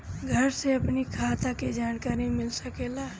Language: Bhojpuri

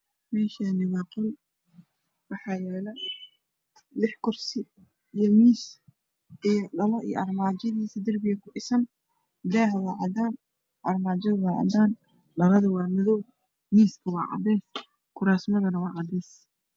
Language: Somali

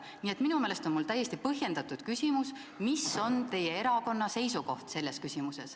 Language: Estonian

